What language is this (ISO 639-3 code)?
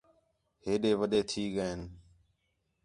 xhe